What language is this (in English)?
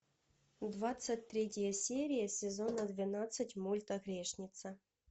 Russian